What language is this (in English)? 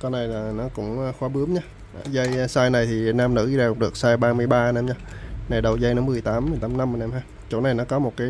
Vietnamese